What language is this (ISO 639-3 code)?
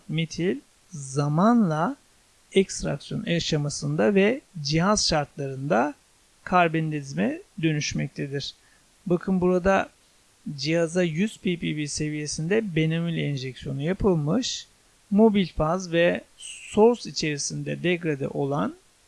tur